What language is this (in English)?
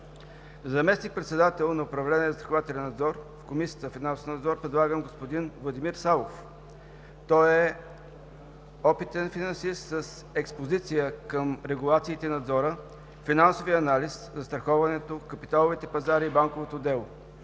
Bulgarian